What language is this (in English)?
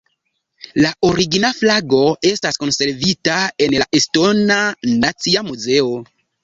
Esperanto